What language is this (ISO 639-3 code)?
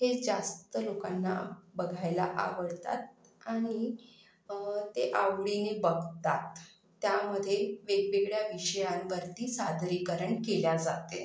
mar